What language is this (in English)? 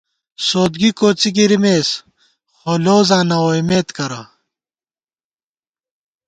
Gawar-Bati